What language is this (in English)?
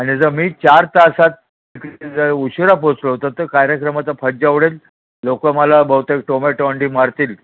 Marathi